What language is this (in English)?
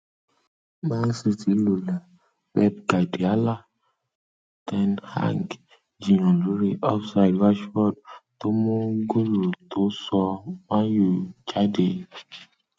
Yoruba